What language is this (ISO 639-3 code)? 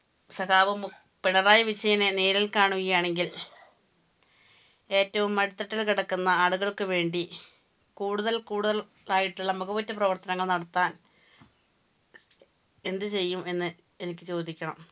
mal